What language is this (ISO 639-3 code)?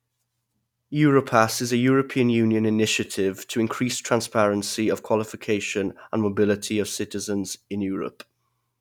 eng